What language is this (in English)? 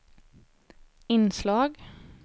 Swedish